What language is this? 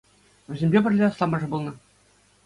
Chuvash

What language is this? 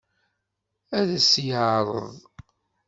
Kabyle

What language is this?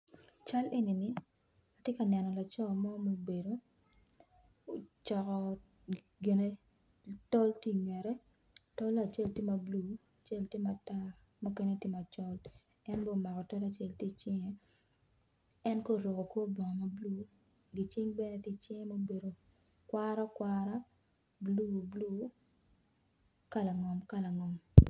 Acoli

